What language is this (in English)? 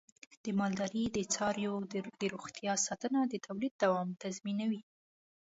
Pashto